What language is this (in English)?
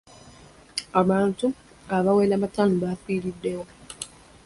Ganda